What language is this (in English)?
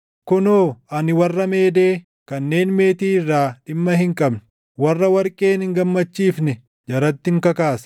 Oromo